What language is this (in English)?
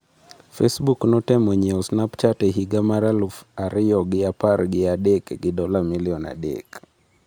Luo (Kenya and Tanzania)